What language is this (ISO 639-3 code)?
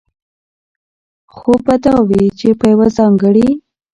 pus